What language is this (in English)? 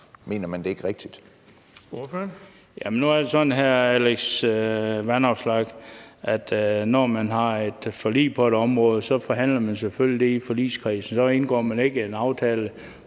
Danish